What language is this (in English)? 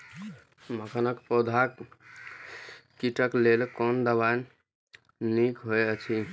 Maithili